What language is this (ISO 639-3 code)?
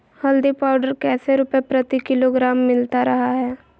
mag